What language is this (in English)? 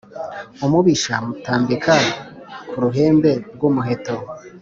Kinyarwanda